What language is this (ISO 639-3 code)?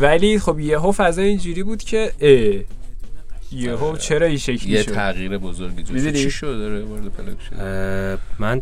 fas